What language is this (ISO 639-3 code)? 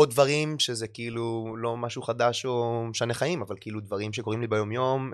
heb